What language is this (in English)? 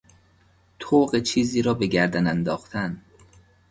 Persian